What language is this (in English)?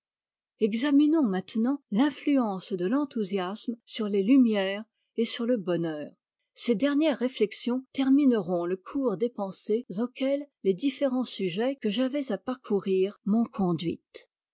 French